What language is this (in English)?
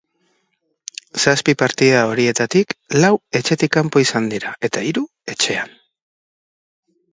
Basque